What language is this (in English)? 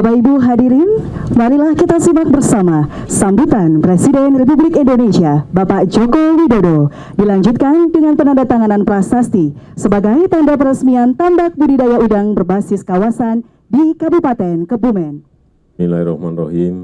Indonesian